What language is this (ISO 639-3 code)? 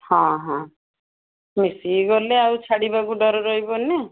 ori